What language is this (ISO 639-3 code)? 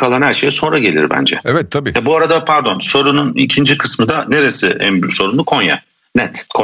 tur